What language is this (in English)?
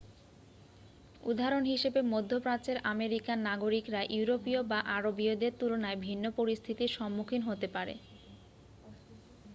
Bangla